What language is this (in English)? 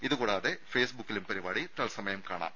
Malayalam